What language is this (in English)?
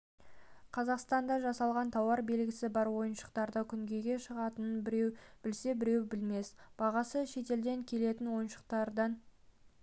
Kazakh